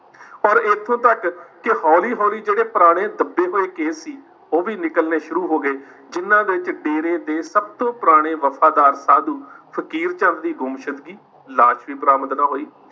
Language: Punjabi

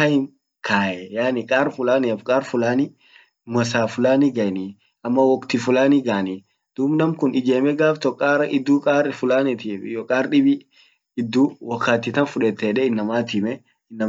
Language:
Orma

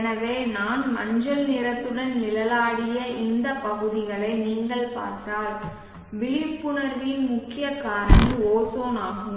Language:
Tamil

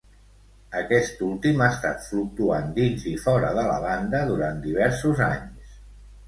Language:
Catalan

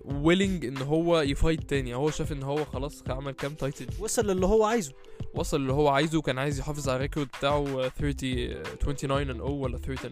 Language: Arabic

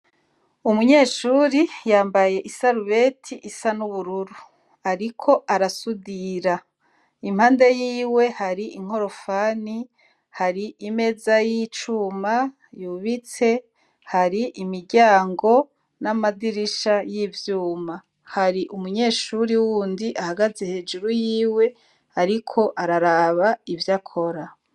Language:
Rundi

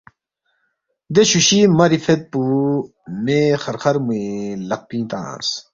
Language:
Balti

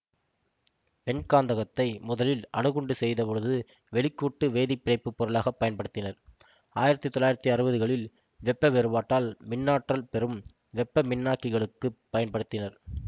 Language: Tamil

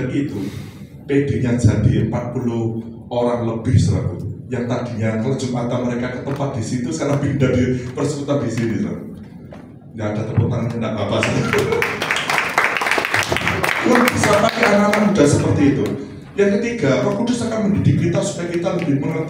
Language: Indonesian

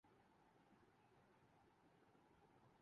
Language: Urdu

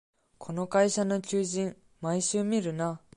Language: Japanese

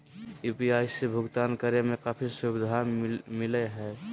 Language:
Magahi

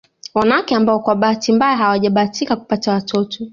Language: Swahili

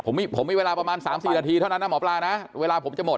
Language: Thai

